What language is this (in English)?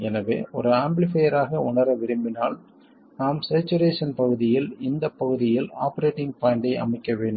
Tamil